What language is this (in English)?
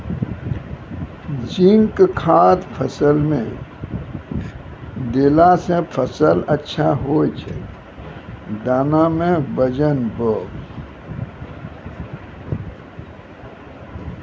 Maithili